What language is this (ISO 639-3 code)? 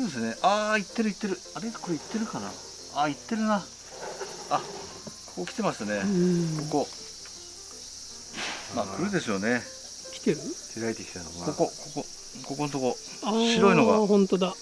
jpn